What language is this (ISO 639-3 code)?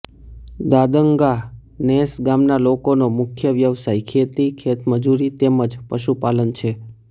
guj